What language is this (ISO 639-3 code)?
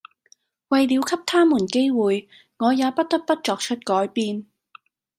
yue